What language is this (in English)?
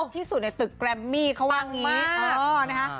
Thai